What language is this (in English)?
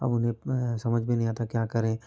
Hindi